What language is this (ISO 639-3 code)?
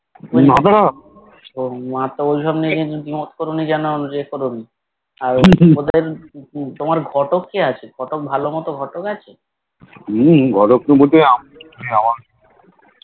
ben